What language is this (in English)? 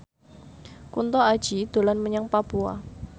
Javanese